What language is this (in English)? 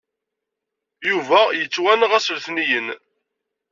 Kabyle